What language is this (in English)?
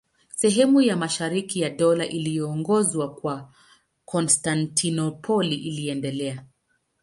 Swahili